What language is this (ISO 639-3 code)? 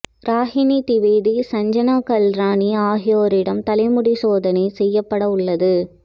tam